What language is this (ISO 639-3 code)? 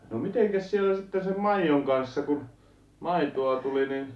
fin